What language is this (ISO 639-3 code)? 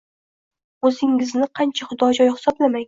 uzb